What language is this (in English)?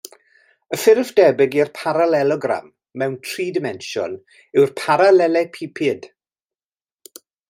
Welsh